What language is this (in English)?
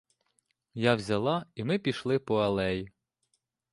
Ukrainian